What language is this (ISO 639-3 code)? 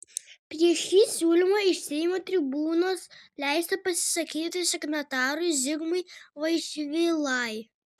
lit